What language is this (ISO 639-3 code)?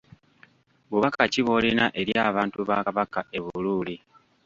lug